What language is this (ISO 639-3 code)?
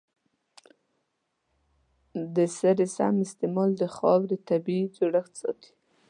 pus